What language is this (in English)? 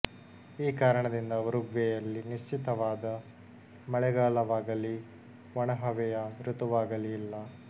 Kannada